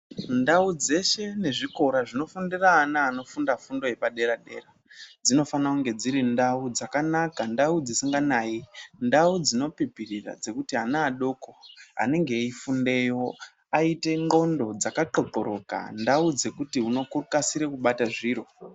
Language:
Ndau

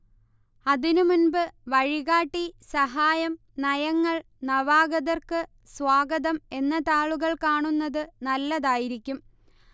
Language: Malayalam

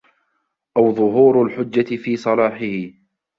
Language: Arabic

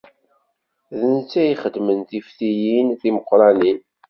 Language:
Kabyle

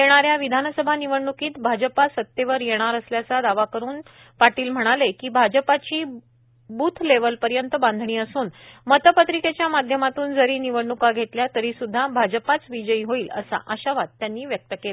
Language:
Marathi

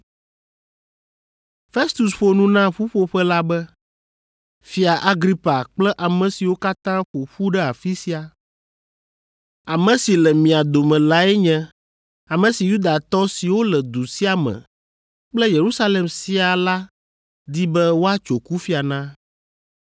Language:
Ewe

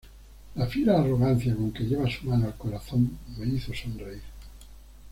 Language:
Spanish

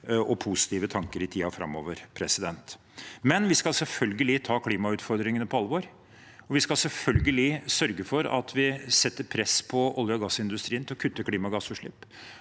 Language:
Norwegian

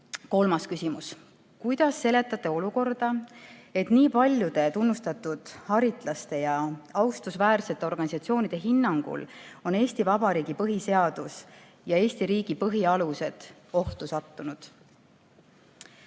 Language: Estonian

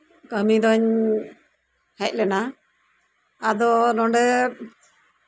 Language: Santali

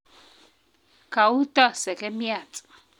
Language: Kalenjin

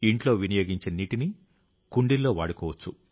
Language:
Telugu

